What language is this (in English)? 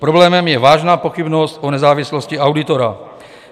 Czech